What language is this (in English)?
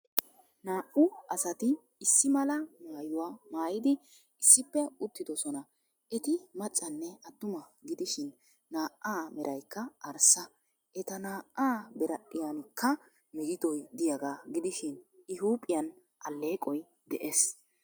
Wolaytta